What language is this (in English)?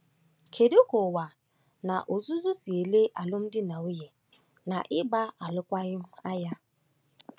Igbo